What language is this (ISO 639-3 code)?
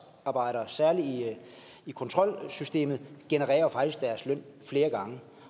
dan